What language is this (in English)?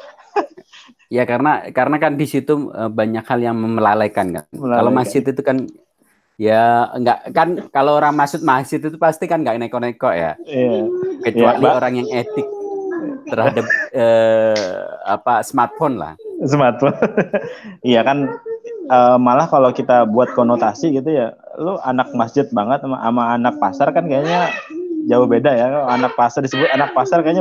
Indonesian